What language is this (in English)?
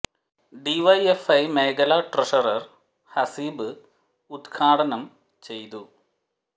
Malayalam